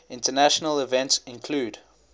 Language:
English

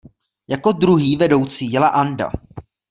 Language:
Czech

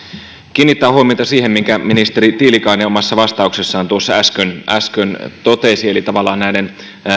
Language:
Finnish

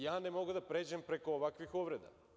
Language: Serbian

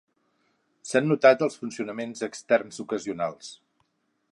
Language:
Catalan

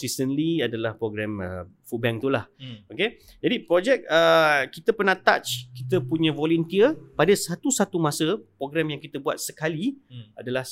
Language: Malay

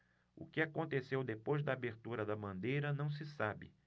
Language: Portuguese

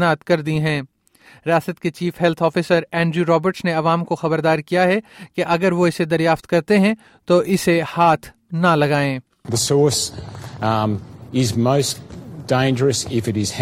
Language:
Urdu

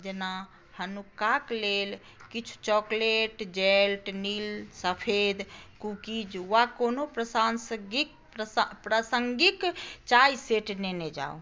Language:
Maithili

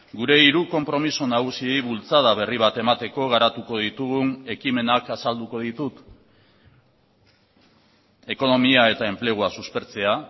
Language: Basque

